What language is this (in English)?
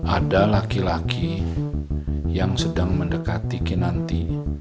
Indonesian